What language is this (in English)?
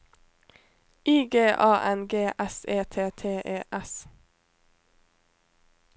Norwegian